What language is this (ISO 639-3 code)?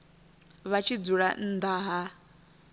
ven